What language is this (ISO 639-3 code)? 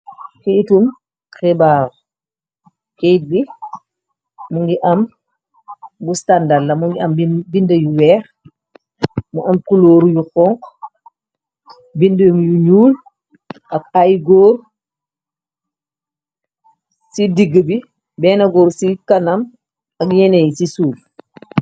wol